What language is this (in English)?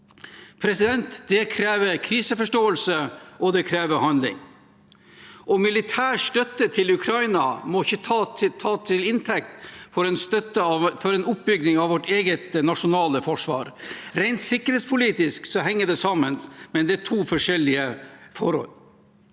Norwegian